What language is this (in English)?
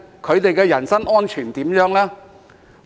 Cantonese